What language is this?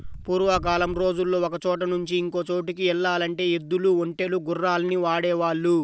Telugu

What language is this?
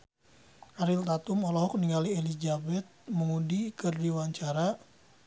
Sundanese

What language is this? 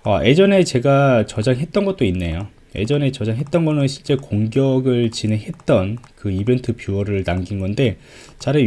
Korean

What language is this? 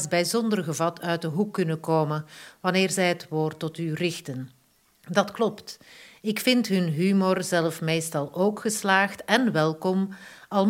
Dutch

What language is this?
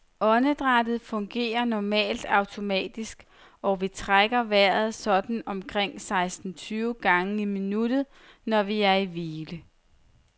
Danish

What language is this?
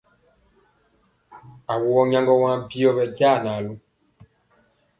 Mpiemo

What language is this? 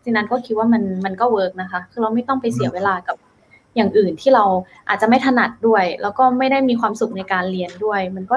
Thai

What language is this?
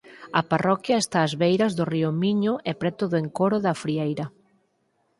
Galician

